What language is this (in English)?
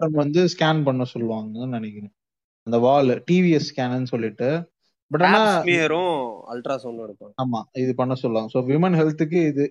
Tamil